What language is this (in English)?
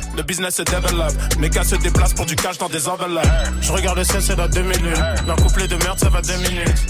French